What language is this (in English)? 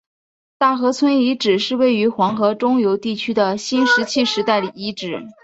Chinese